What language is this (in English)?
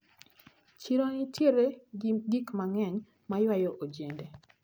Luo (Kenya and Tanzania)